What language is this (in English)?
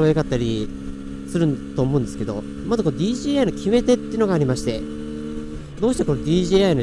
Japanese